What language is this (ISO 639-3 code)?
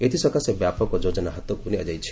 ori